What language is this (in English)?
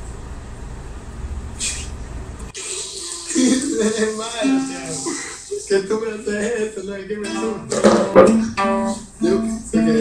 Spanish